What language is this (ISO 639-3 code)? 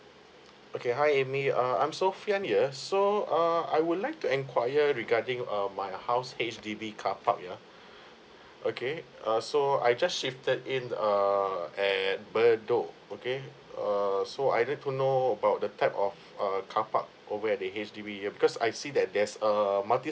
eng